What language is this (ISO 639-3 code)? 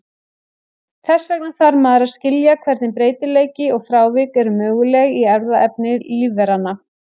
isl